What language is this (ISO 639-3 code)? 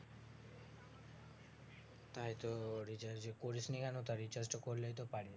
ben